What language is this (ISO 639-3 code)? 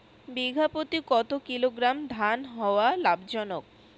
ben